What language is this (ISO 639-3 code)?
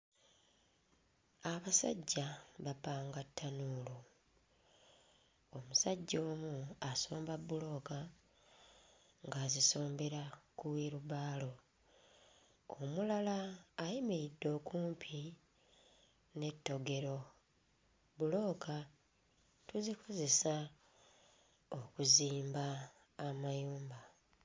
lug